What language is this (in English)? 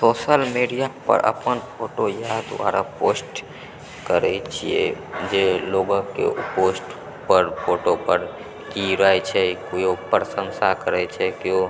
Maithili